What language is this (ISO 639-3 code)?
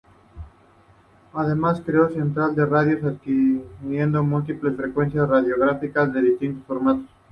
spa